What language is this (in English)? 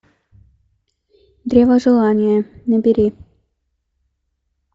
Russian